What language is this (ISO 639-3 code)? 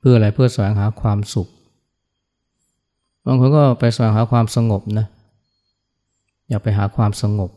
tha